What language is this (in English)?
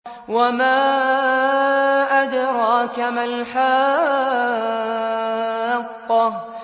Arabic